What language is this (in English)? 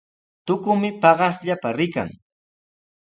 Sihuas Ancash Quechua